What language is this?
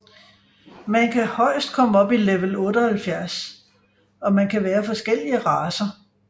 Danish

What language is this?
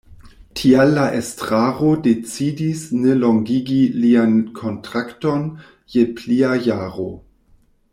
Esperanto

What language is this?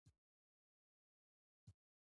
Pashto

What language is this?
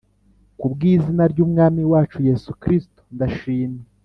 Kinyarwanda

